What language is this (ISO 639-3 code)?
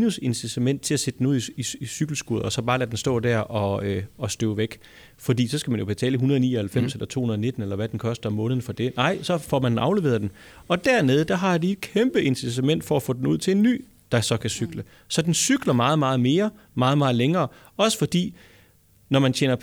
dan